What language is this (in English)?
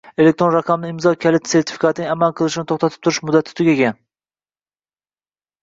Uzbek